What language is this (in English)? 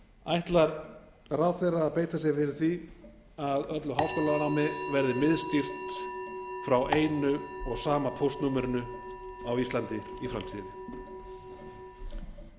Icelandic